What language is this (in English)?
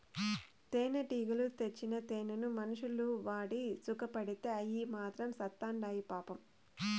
Telugu